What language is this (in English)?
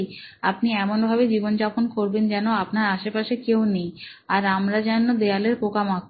Bangla